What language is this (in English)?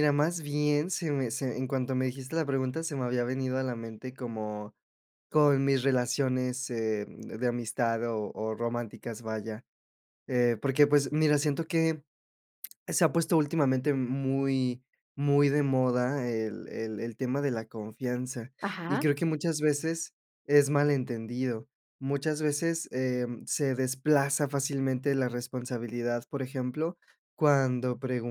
Spanish